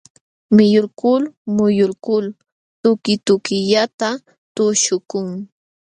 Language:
Jauja Wanca Quechua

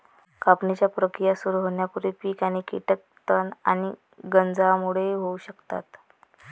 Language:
Marathi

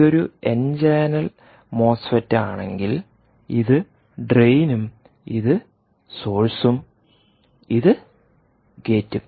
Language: Malayalam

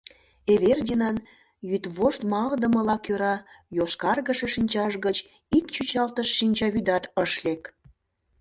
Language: Mari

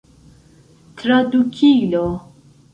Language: Esperanto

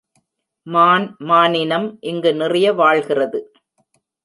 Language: Tamil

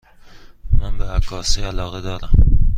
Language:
Persian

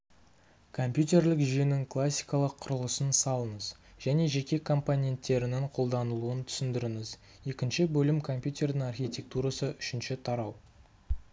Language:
Kazakh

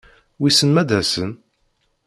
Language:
Kabyle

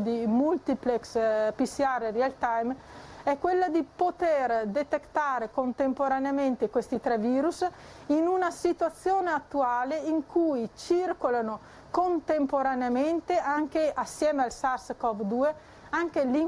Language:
Italian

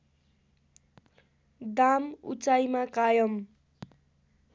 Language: Nepali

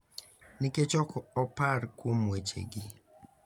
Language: Luo (Kenya and Tanzania)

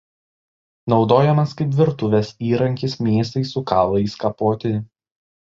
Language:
Lithuanian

